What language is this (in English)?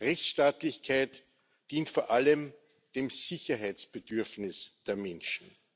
German